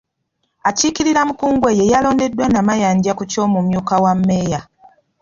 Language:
Ganda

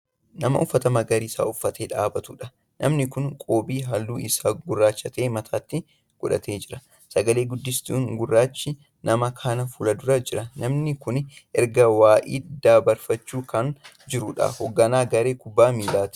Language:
Oromo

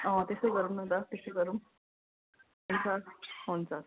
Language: Nepali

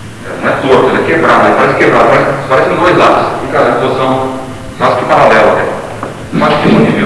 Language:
Portuguese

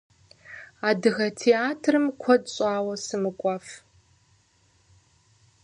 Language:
Kabardian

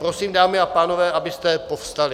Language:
Czech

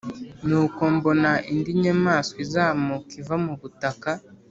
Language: Kinyarwanda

